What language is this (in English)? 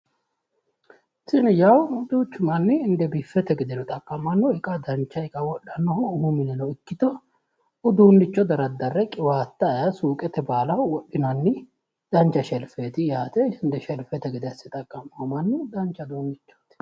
Sidamo